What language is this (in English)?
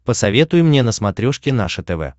Russian